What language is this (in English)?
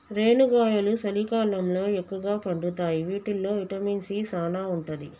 Telugu